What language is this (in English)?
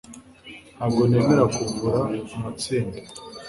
Kinyarwanda